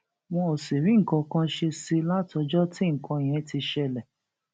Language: Yoruba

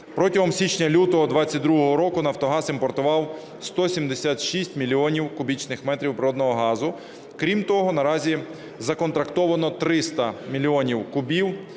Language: Ukrainian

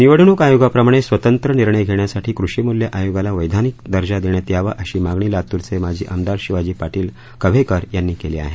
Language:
Marathi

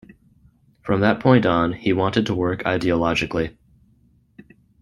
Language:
English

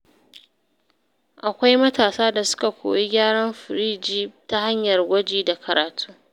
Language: Hausa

